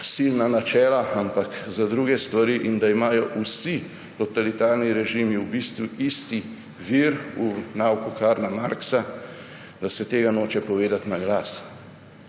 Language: Slovenian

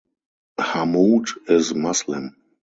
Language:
English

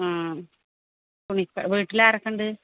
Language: Malayalam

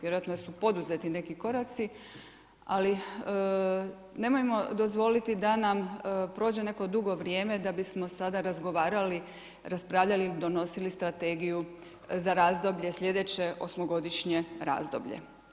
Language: Croatian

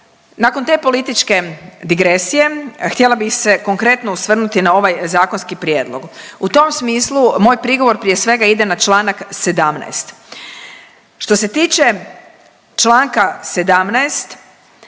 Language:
Croatian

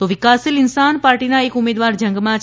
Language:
Gujarati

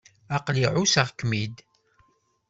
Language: Kabyle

